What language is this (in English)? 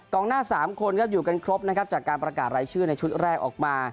Thai